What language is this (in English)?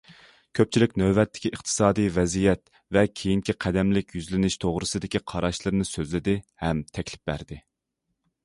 Uyghur